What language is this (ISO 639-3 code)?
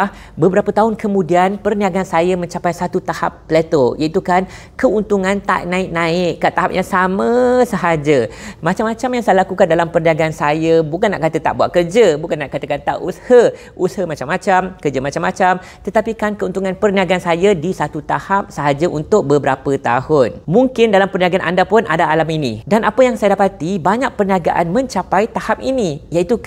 msa